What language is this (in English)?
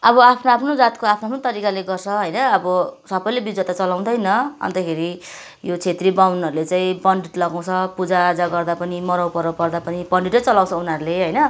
Nepali